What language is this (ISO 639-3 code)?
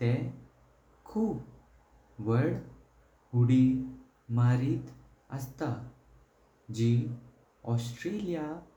kok